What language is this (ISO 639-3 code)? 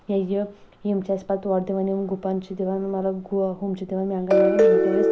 kas